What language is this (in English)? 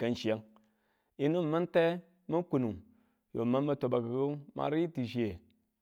Tula